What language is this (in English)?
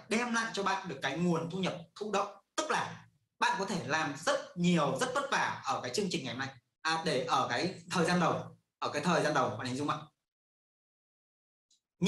Vietnamese